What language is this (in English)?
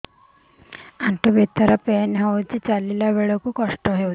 Odia